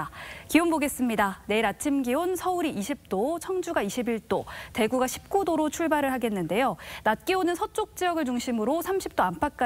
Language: Korean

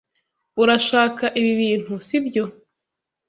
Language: Kinyarwanda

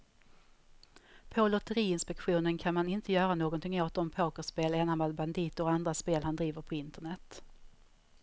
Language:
Swedish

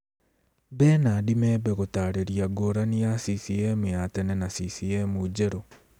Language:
Kikuyu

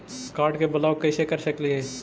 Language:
Magahi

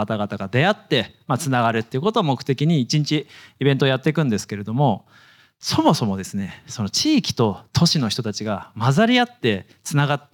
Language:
Japanese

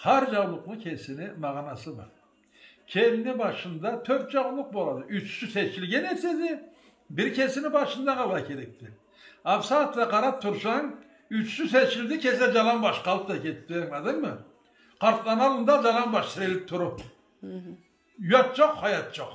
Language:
Turkish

